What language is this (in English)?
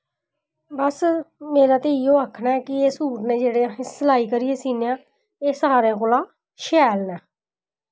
Dogri